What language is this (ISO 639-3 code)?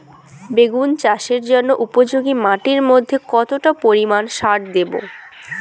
ben